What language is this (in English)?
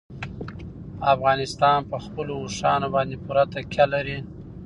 Pashto